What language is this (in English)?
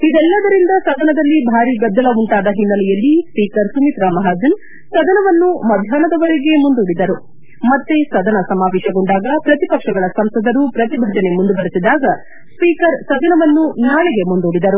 Kannada